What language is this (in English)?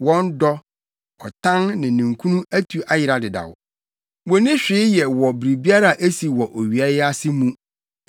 Akan